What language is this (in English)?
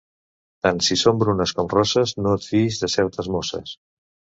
Catalan